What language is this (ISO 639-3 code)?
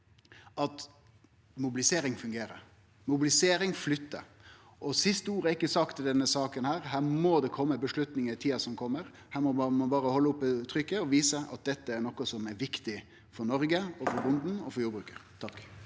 nor